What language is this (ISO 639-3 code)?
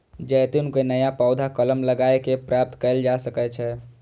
mai